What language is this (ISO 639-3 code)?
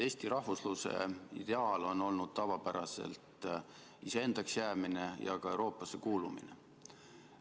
est